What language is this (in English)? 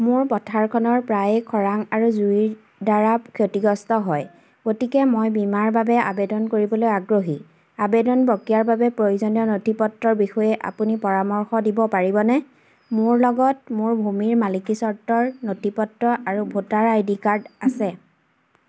Assamese